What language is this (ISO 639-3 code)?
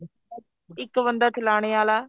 pan